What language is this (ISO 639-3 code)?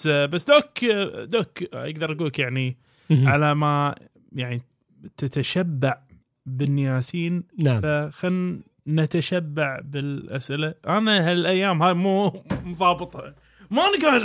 ara